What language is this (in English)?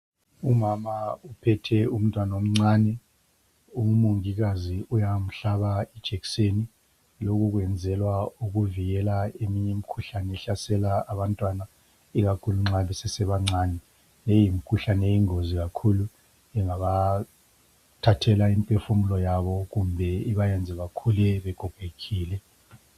North Ndebele